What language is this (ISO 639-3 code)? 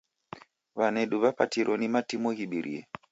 dav